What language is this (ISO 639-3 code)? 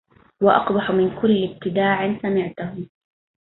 ara